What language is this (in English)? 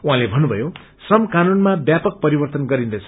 Nepali